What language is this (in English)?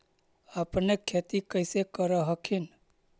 Magahi